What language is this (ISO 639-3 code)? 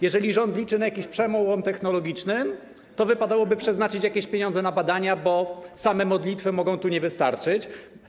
pol